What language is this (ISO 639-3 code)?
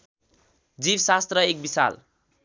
nep